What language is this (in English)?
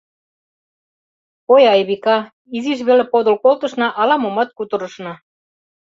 Mari